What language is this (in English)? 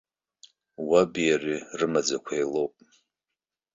Abkhazian